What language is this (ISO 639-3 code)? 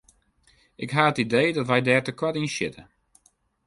fry